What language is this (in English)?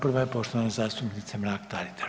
Croatian